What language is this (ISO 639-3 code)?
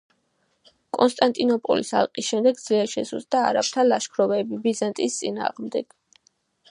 kat